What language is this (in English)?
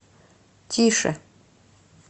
Russian